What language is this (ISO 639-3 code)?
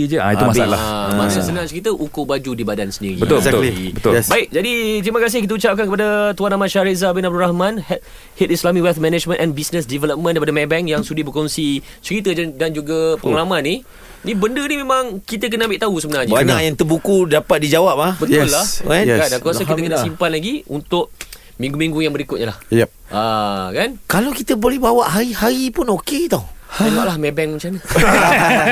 msa